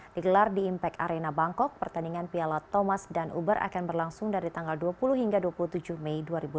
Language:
Indonesian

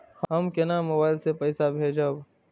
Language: Maithili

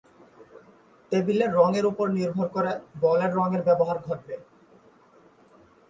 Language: Bangla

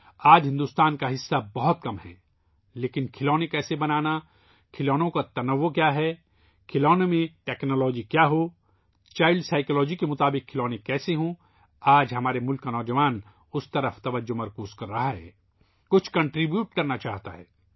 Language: Urdu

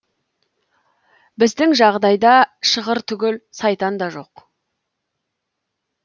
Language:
Kazakh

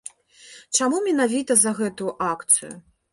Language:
Belarusian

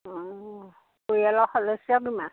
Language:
Assamese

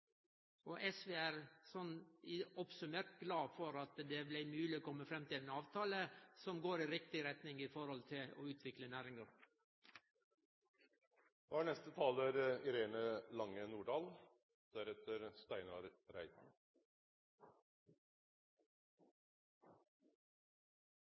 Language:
Norwegian Nynorsk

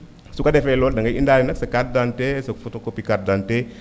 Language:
Wolof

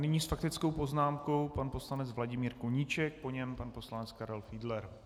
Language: Czech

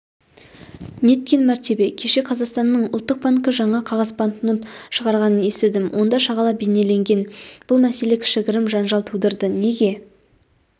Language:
Kazakh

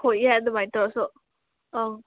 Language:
Manipuri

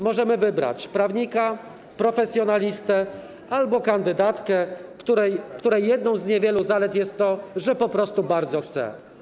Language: Polish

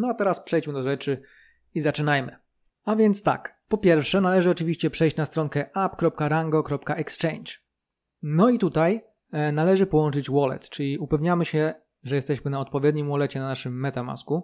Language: Polish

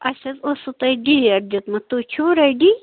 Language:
Kashmiri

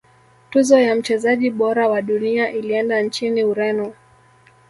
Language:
Swahili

